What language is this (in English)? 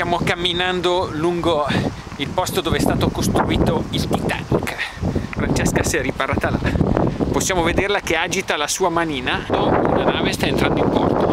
Italian